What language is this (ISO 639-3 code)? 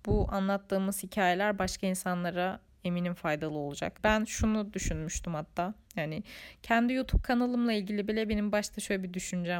tur